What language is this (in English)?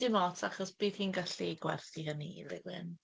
Welsh